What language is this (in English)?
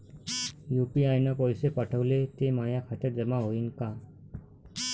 Marathi